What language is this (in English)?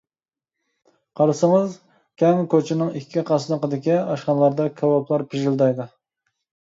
Uyghur